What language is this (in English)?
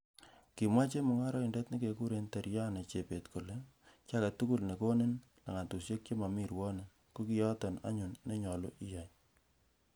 Kalenjin